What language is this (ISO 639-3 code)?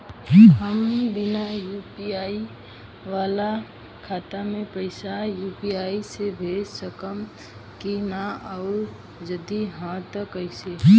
bho